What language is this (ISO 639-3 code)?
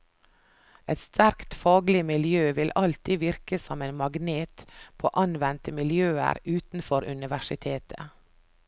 nor